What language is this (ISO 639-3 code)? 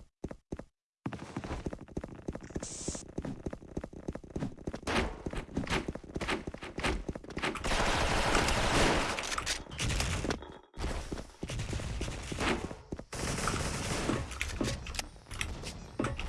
kor